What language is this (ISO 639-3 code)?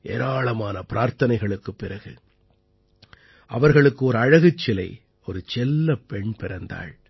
tam